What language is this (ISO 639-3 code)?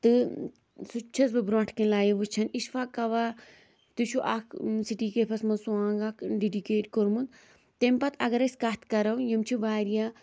kas